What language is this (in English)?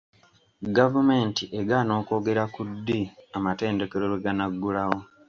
Ganda